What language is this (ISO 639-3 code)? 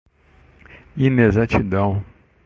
por